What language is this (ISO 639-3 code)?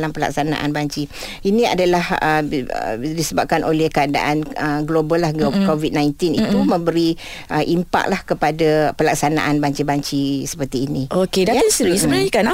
msa